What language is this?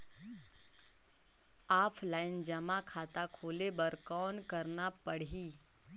Chhattisgarhi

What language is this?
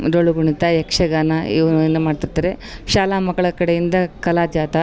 Kannada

